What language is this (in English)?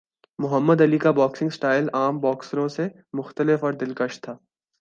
Urdu